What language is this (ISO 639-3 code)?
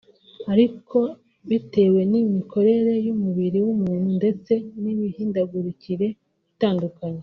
kin